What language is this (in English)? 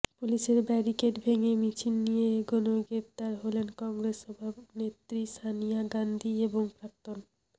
Bangla